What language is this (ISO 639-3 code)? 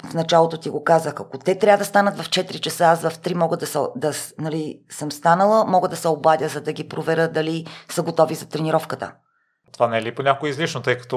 bul